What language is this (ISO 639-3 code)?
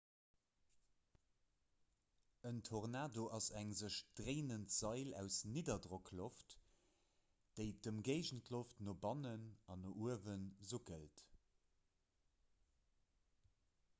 ltz